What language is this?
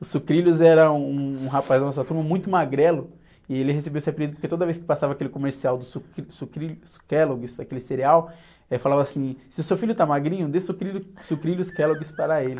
Portuguese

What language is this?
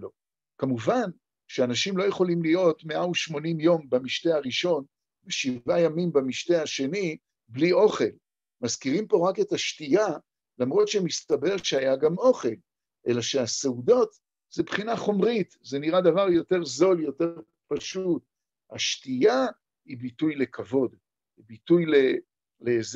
Hebrew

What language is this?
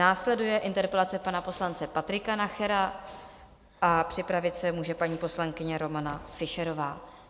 Czech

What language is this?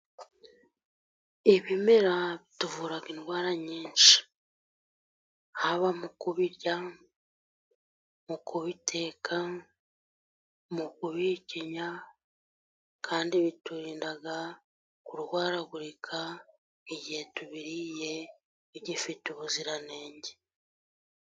Kinyarwanda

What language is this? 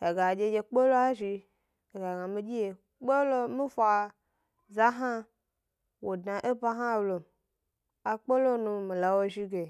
Gbari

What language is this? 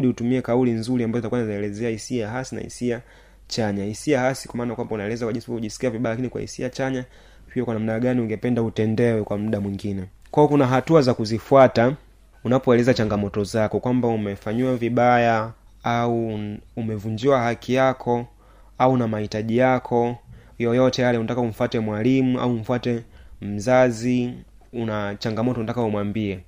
Swahili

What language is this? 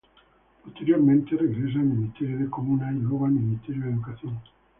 Spanish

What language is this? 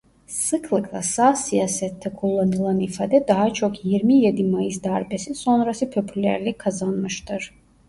Turkish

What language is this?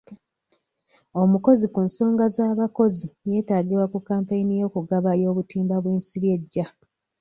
Ganda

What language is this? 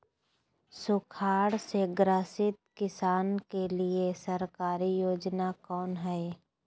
Magahi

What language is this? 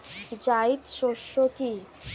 Bangla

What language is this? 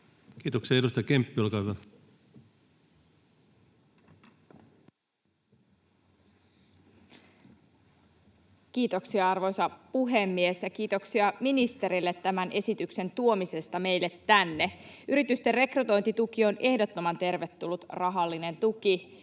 Finnish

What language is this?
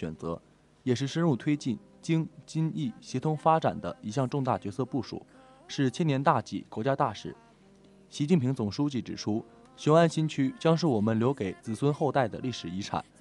Chinese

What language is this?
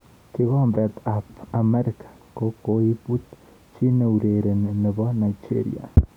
Kalenjin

